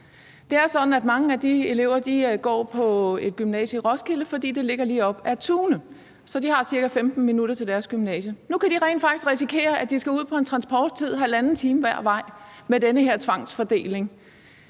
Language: Danish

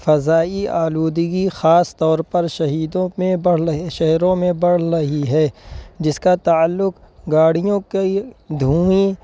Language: Urdu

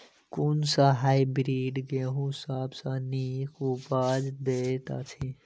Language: Maithili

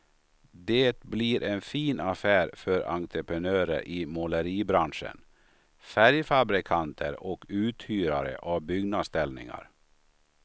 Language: Swedish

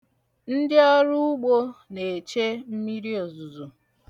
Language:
Igbo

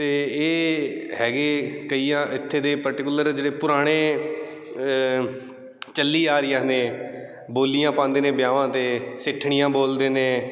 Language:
Punjabi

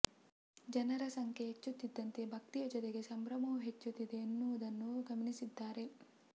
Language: Kannada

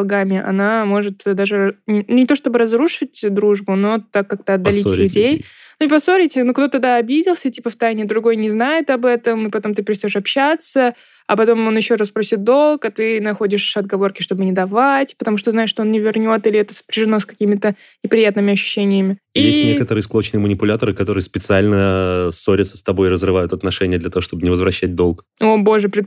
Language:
Russian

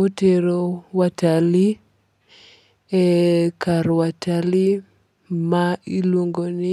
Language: Luo (Kenya and Tanzania)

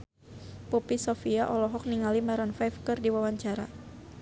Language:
Sundanese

